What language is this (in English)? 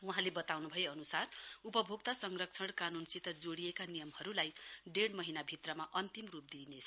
Nepali